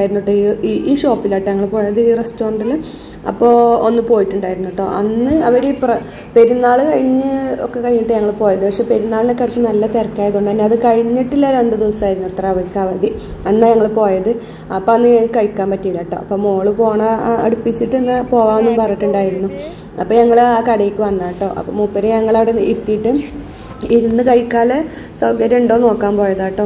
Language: Malayalam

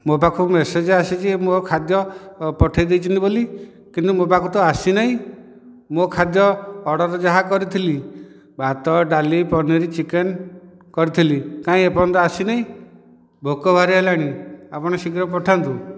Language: Odia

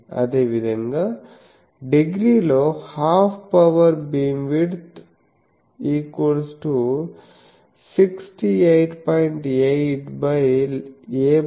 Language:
Telugu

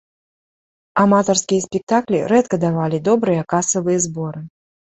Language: Belarusian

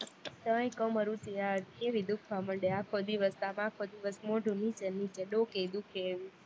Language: Gujarati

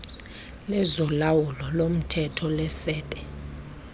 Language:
Xhosa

